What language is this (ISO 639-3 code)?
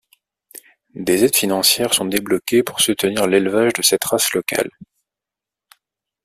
fra